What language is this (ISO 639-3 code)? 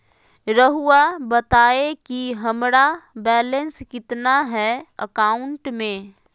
mag